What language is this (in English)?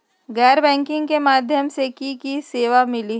Magahi